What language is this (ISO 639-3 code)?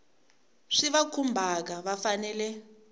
tso